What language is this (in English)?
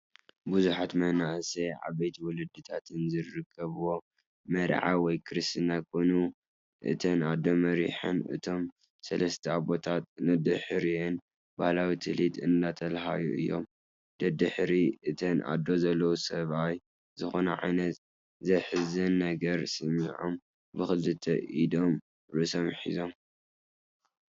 Tigrinya